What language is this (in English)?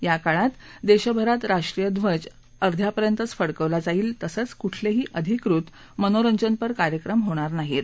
Marathi